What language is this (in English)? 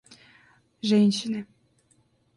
Russian